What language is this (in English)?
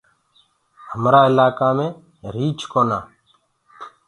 Gurgula